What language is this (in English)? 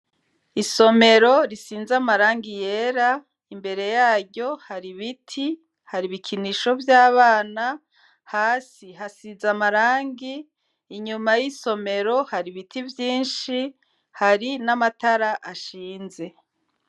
Rundi